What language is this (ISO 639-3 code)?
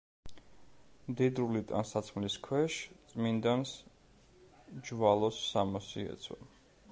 kat